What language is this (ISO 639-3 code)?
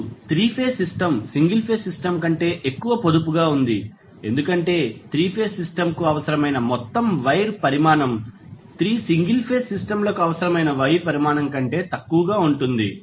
tel